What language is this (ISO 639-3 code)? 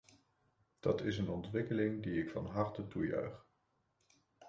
nld